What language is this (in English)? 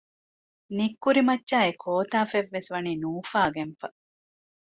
Divehi